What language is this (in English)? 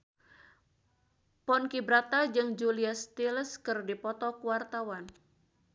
Sundanese